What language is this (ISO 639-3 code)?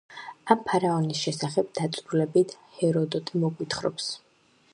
kat